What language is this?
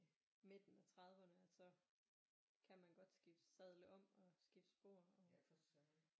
Danish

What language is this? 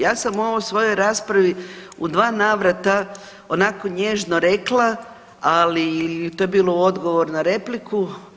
Croatian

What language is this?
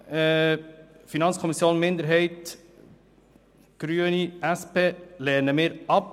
Swiss German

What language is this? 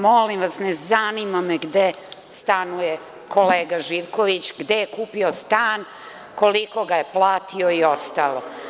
Serbian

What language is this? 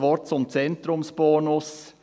Swiss German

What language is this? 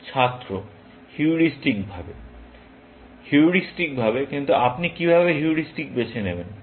Bangla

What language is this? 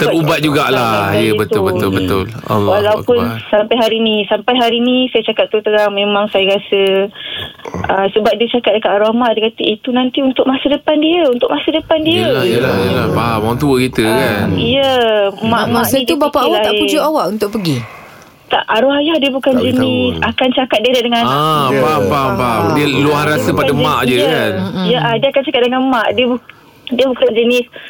Malay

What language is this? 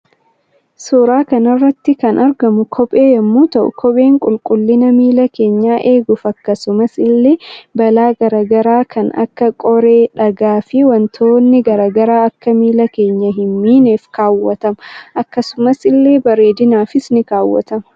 Oromo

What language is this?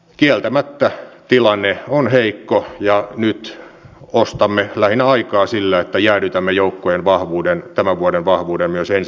Finnish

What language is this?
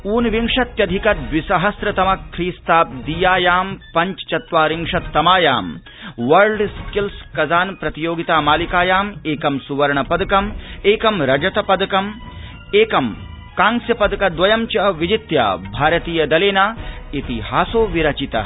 Sanskrit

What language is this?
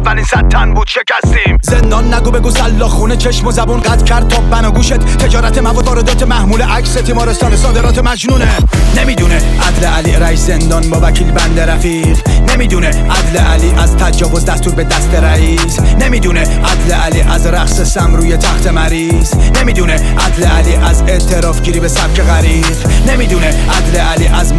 Persian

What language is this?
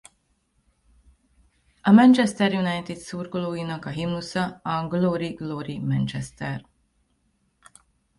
Hungarian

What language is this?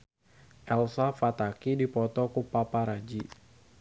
Sundanese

